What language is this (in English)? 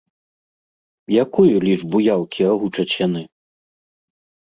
Belarusian